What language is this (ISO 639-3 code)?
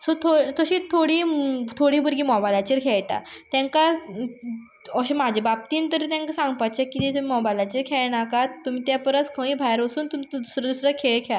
kok